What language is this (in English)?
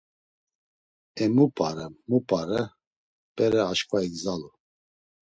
Laz